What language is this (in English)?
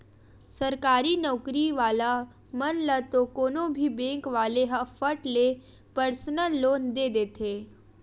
Chhattisgarhi